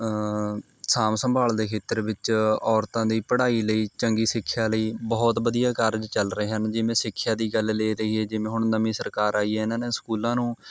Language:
Punjabi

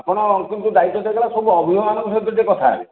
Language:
Odia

